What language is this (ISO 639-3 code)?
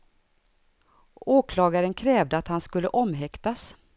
swe